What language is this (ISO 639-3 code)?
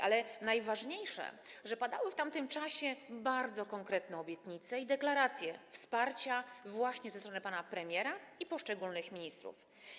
pol